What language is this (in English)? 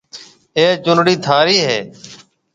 Marwari (Pakistan)